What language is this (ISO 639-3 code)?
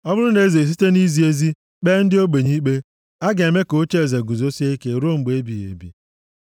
ibo